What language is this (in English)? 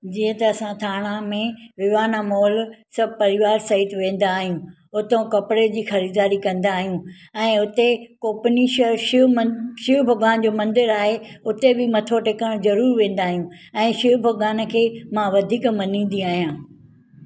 Sindhi